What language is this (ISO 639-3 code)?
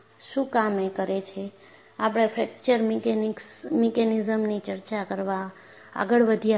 guj